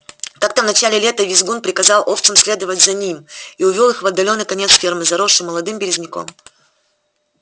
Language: Russian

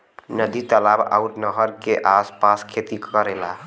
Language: Bhojpuri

